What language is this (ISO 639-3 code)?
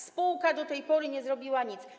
pol